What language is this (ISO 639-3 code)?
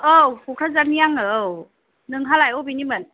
brx